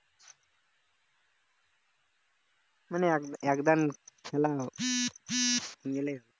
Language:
Bangla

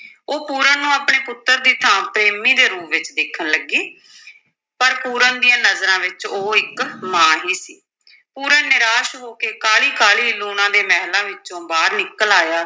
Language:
Punjabi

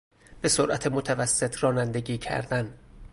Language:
Persian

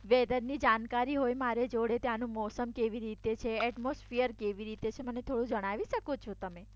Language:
Gujarati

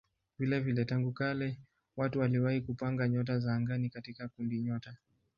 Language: Swahili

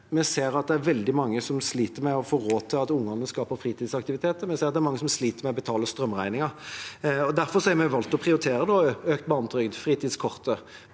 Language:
Norwegian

